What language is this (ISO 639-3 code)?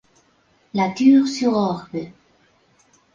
spa